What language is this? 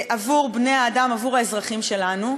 Hebrew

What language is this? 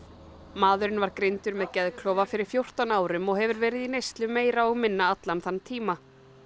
Icelandic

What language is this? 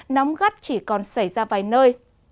Vietnamese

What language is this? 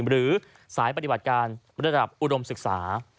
Thai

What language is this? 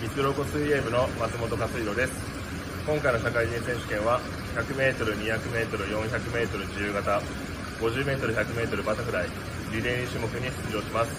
Japanese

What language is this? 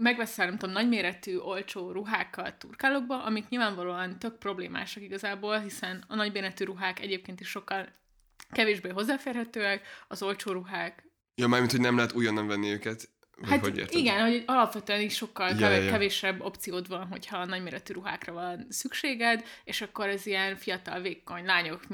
Hungarian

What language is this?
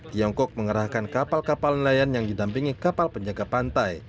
Indonesian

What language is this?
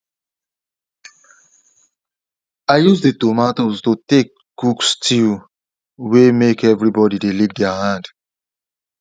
Nigerian Pidgin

